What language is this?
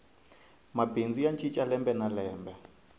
Tsonga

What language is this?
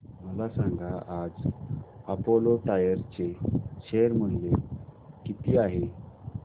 Marathi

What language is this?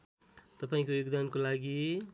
Nepali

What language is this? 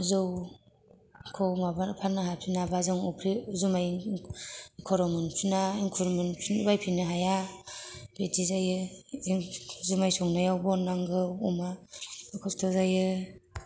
Bodo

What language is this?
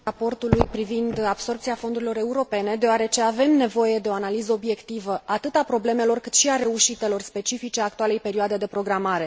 Romanian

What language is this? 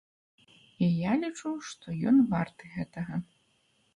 Belarusian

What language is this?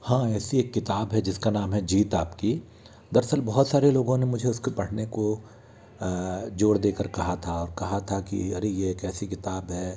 Hindi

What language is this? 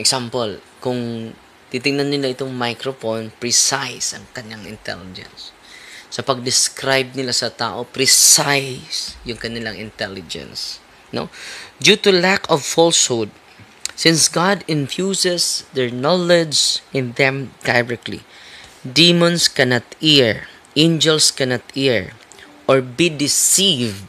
Filipino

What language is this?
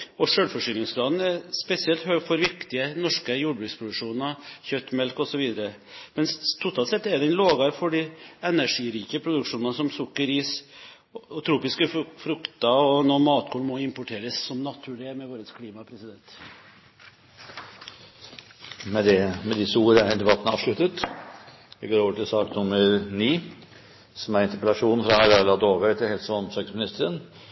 Norwegian Bokmål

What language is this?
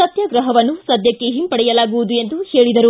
Kannada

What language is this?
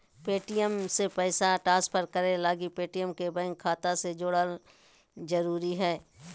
Magahi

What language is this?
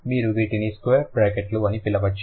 Telugu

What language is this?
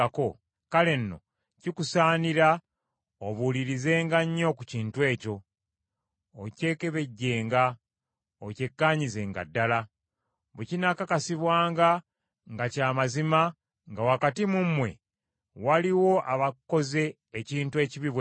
Ganda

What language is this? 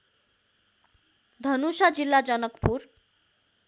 Nepali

